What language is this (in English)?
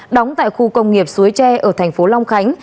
Vietnamese